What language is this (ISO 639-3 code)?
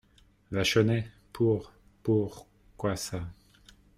fra